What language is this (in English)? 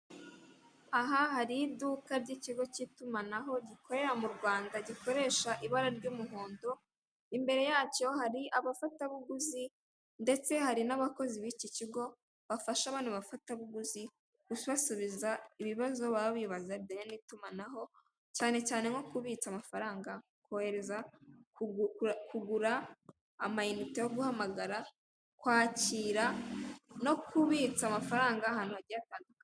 Kinyarwanda